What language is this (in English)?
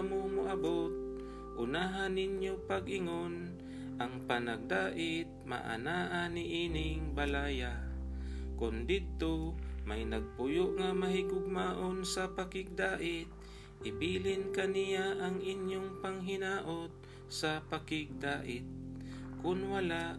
Filipino